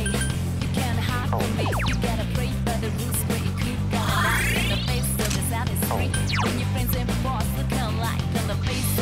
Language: Japanese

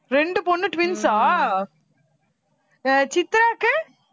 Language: Tamil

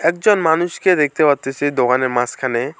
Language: Bangla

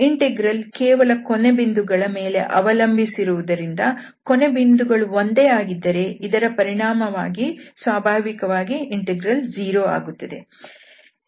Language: Kannada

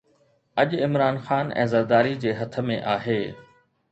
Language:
Sindhi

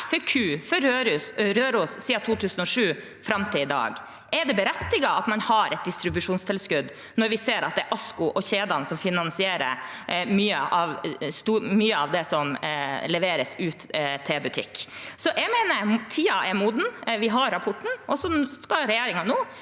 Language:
Norwegian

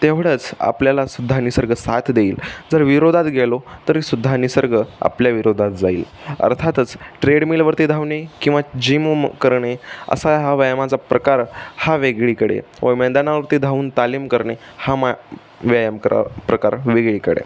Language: Marathi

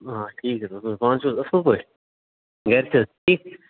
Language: Kashmiri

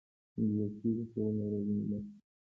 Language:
Pashto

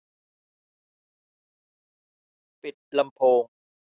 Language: Thai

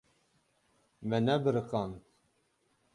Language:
Kurdish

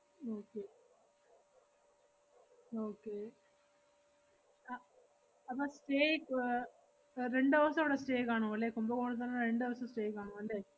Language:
Malayalam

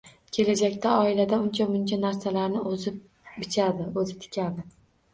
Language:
Uzbek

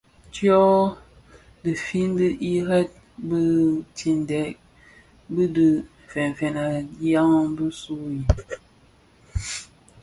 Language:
Bafia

